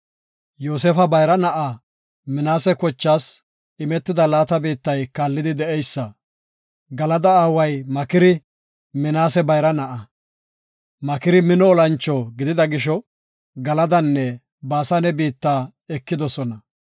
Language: Gofa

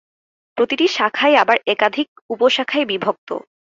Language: Bangla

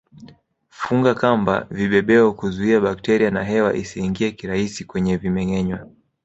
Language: Swahili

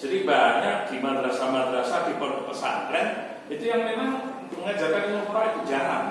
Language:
Indonesian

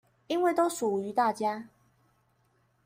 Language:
Chinese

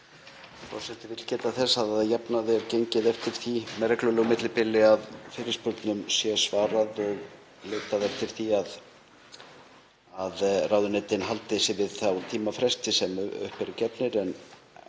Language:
Icelandic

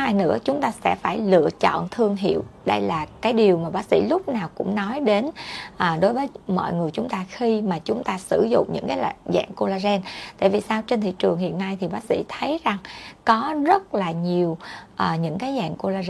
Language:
Vietnamese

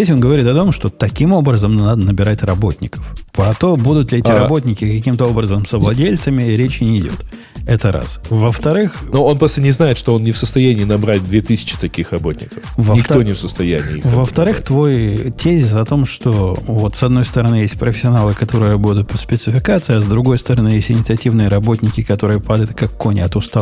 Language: Russian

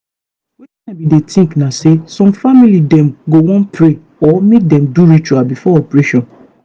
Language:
Nigerian Pidgin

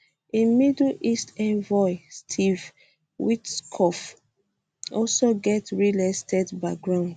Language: Nigerian Pidgin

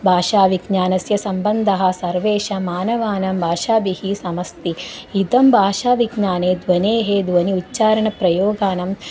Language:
Sanskrit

